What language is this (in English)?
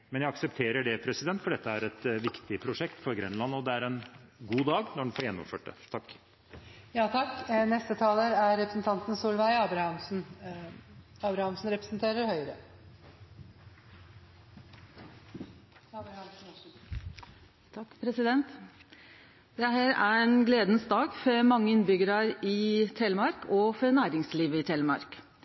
Norwegian